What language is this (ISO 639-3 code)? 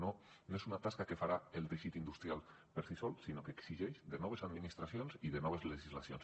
cat